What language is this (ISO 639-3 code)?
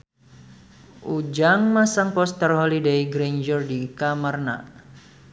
sun